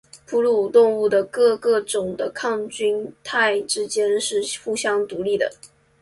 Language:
Chinese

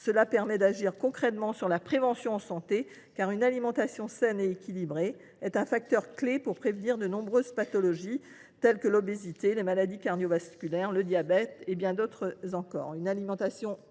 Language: French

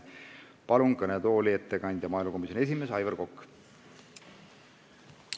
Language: Estonian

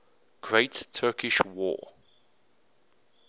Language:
English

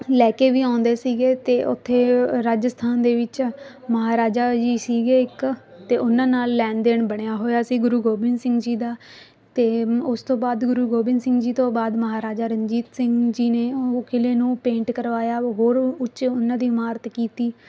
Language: Punjabi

